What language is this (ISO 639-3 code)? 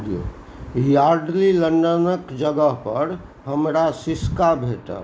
mai